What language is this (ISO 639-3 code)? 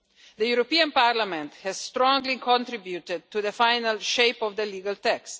eng